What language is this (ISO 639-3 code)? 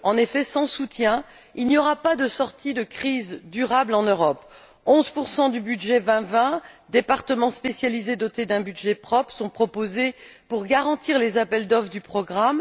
fra